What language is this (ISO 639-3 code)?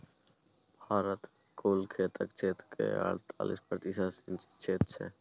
mai